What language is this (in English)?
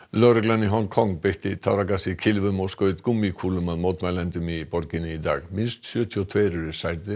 Icelandic